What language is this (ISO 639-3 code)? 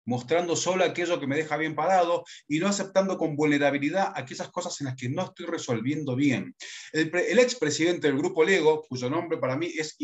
spa